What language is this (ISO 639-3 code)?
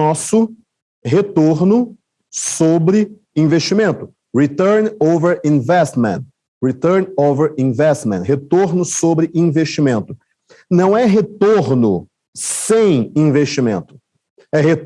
por